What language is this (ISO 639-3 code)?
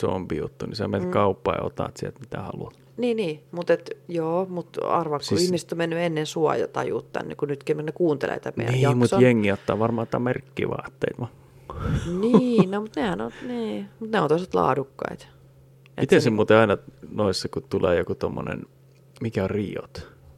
fin